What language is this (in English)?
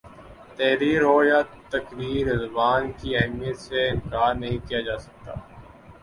Urdu